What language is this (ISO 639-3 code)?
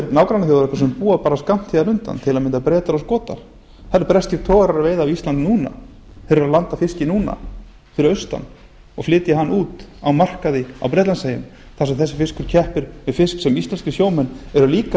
isl